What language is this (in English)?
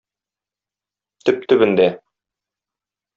Tatar